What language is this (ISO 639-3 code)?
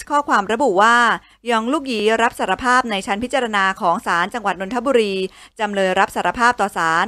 tha